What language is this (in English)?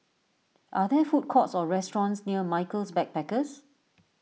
English